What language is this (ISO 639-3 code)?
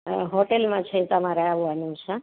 guj